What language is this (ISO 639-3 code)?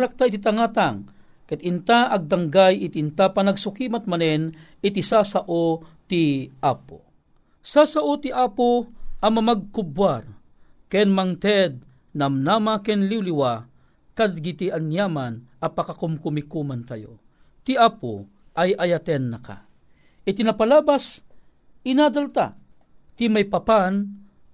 fil